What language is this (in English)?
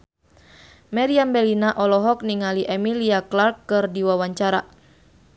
Sundanese